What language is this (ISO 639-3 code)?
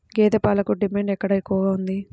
tel